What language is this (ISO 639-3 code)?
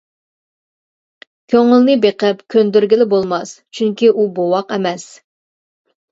uig